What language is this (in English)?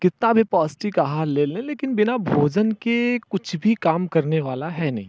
Hindi